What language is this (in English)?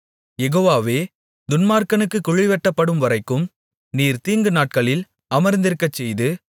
Tamil